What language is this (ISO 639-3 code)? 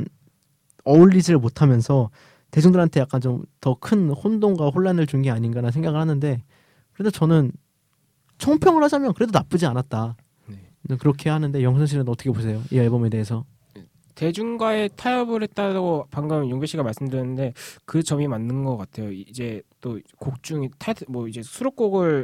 kor